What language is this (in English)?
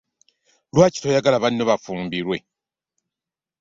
Ganda